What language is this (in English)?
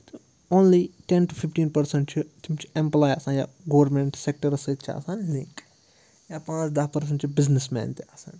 Kashmiri